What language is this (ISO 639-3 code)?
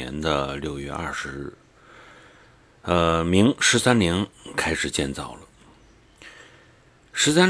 zho